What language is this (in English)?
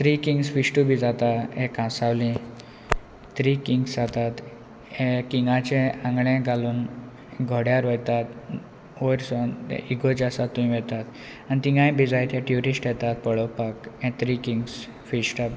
Konkani